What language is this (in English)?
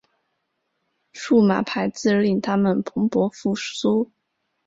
Chinese